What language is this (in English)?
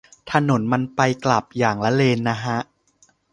Thai